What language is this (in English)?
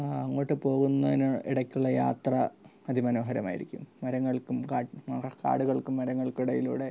Malayalam